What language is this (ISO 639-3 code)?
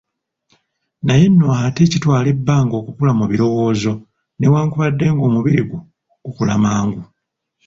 lug